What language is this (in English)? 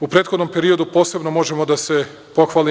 Serbian